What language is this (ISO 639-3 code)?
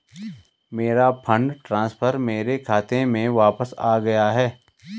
hin